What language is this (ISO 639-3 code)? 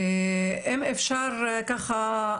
heb